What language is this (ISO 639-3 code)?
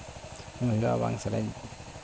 sat